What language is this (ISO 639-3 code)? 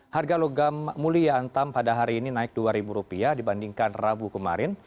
ind